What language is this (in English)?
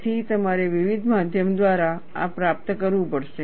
Gujarati